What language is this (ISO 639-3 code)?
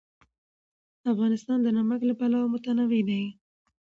pus